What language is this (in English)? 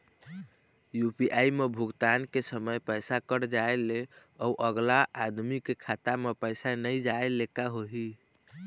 Chhattisgarhi